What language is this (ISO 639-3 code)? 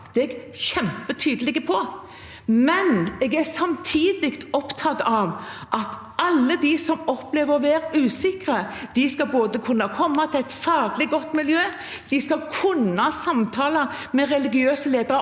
nor